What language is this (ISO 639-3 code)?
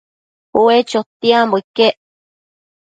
mcf